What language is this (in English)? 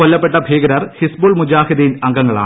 Malayalam